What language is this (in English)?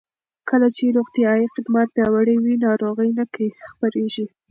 Pashto